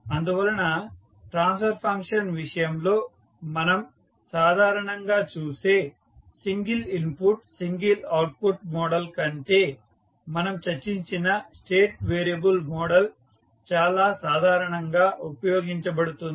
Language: Telugu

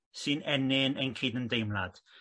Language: Welsh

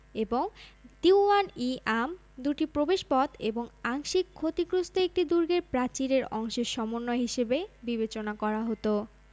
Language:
Bangla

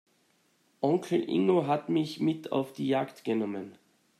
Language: German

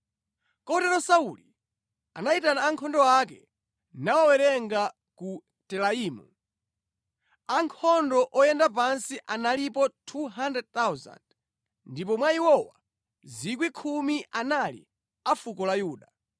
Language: Nyanja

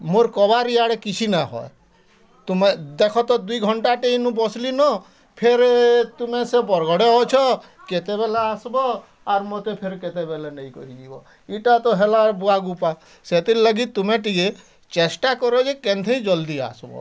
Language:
Odia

